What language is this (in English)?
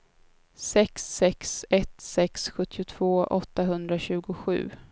Swedish